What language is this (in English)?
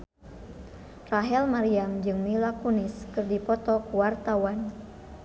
Sundanese